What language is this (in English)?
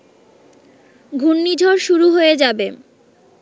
Bangla